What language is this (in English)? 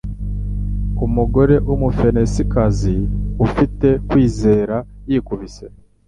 Kinyarwanda